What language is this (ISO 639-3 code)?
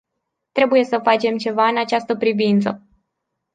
ron